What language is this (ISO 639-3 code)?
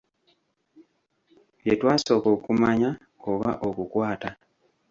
lug